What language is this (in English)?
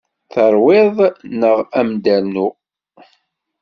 Kabyle